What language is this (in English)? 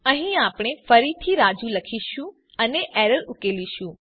Gujarati